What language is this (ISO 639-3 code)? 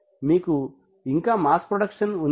tel